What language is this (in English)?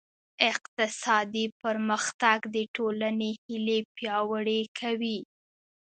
Pashto